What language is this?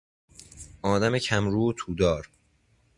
Persian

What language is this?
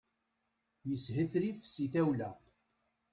Kabyle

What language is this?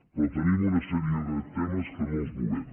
Catalan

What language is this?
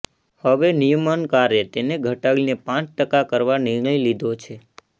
Gujarati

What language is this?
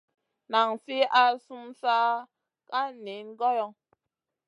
Masana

